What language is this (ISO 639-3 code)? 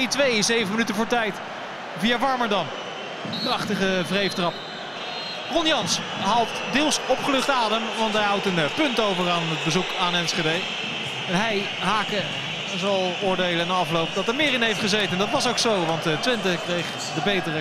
nld